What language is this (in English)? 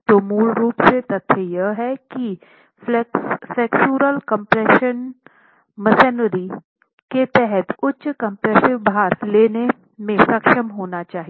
Hindi